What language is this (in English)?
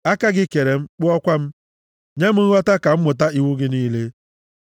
Igbo